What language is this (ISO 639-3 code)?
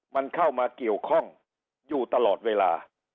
tha